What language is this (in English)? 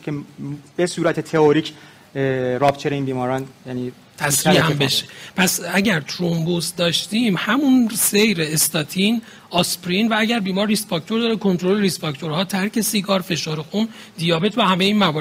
Persian